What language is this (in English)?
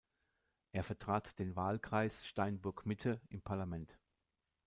German